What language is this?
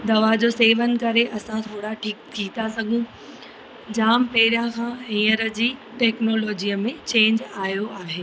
Sindhi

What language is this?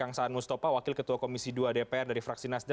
Indonesian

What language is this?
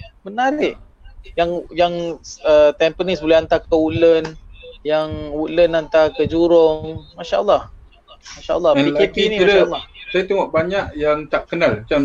Malay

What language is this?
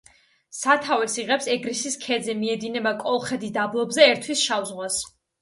Georgian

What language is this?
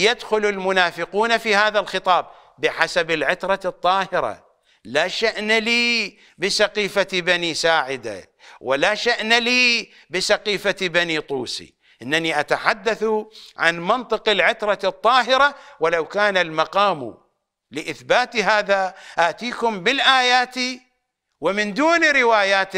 Arabic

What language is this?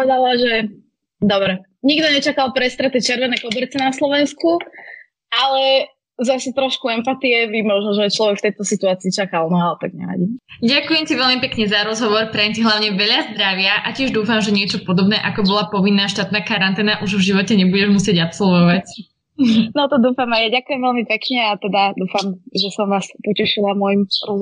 Slovak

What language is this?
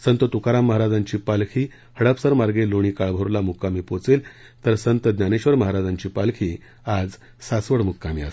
Marathi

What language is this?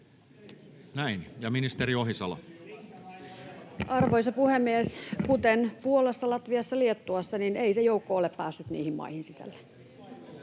Finnish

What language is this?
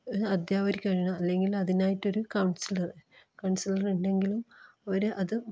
Malayalam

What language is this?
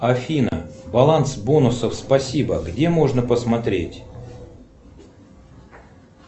Russian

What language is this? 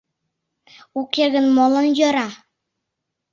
Mari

